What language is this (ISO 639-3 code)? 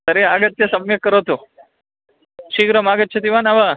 san